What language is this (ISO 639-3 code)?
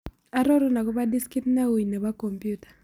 kln